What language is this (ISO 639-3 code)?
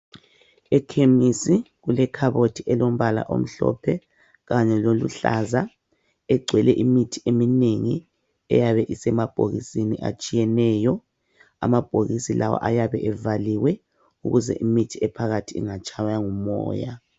nde